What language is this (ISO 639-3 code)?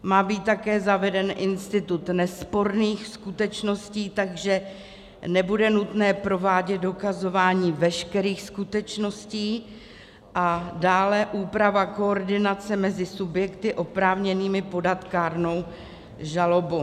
ces